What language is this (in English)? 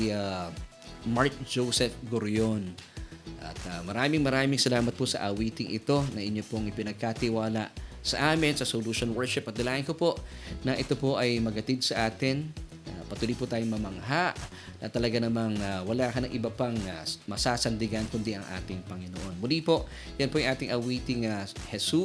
Filipino